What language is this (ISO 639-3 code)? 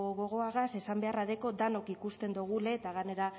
eus